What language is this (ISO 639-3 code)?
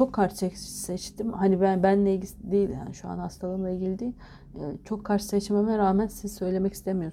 tur